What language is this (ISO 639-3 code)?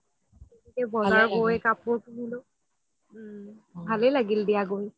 asm